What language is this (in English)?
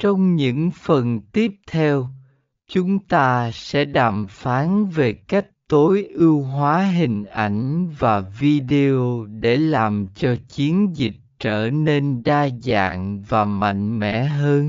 Vietnamese